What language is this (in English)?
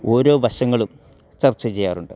Malayalam